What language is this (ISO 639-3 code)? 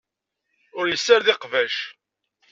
kab